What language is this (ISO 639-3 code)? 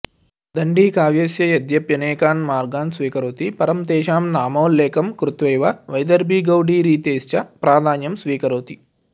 san